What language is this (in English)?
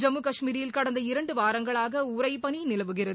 Tamil